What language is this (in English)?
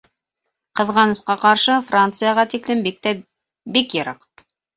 Bashkir